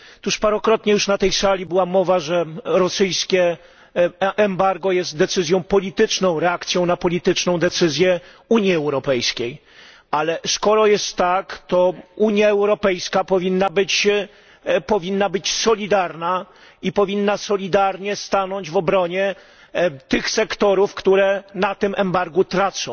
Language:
Polish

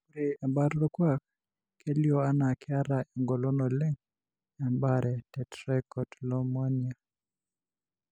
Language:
Masai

